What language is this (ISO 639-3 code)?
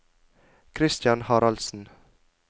nor